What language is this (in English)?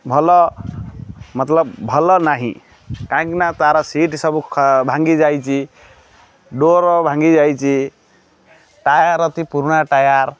Odia